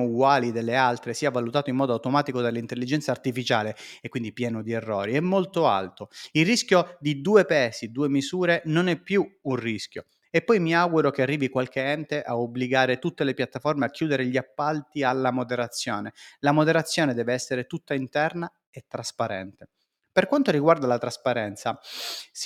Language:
Italian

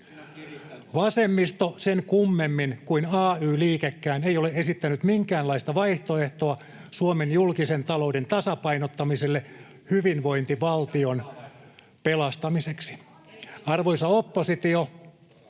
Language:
Finnish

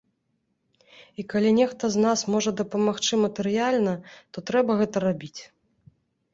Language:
Belarusian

